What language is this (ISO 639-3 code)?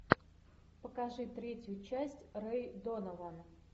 rus